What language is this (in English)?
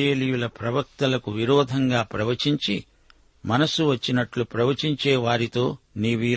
Telugu